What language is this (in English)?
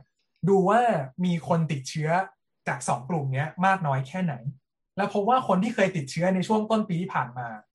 Thai